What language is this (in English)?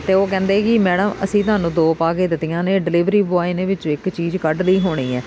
Punjabi